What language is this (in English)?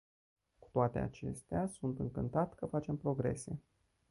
Romanian